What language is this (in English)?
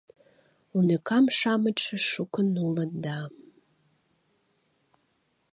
Mari